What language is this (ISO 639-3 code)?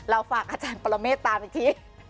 tha